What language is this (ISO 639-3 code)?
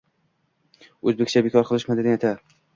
uzb